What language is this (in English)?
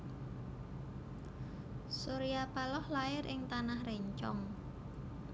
Javanese